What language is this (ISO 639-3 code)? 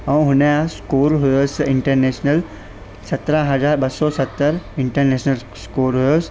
snd